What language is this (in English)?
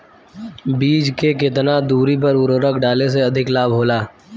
Bhojpuri